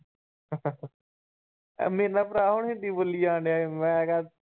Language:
Punjabi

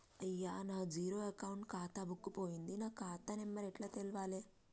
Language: Telugu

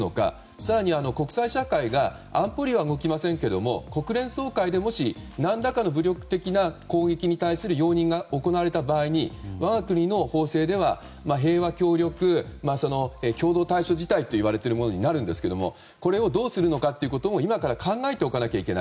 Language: Japanese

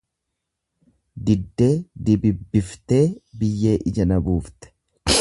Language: Oromo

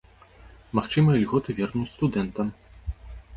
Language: Belarusian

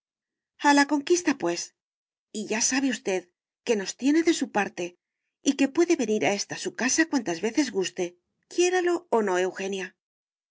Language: Spanish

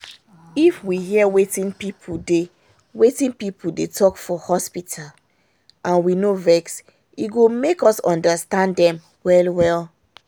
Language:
Nigerian Pidgin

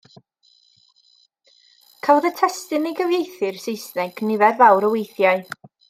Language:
Welsh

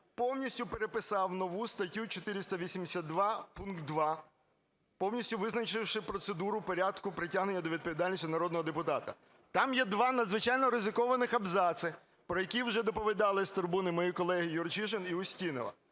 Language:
Ukrainian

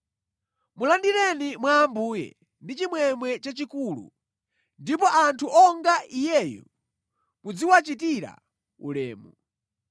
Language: Nyanja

